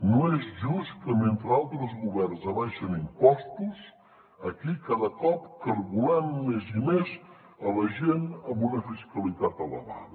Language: Catalan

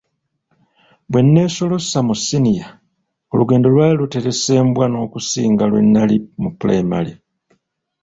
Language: Ganda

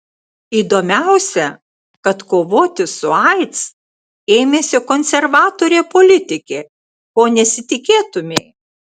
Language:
Lithuanian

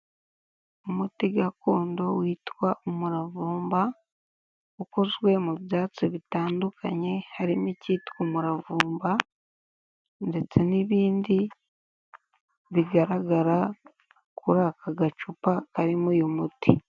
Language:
Kinyarwanda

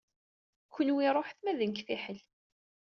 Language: Kabyle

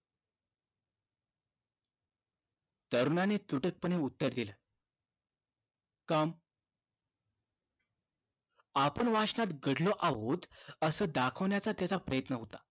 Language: Marathi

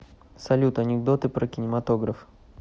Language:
Russian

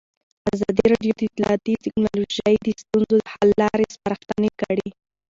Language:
Pashto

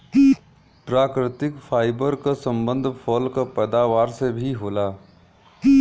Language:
Bhojpuri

